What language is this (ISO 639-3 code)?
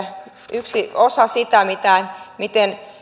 fin